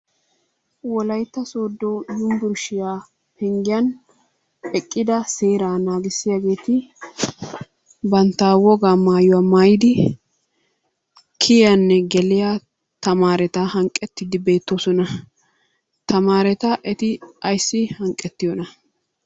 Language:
Wolaytta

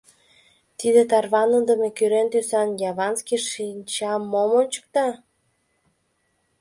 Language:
Mari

